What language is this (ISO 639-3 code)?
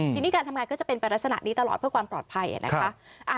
tha